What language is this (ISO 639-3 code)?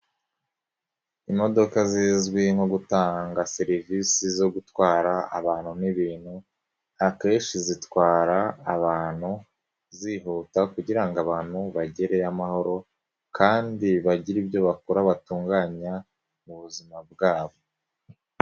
kin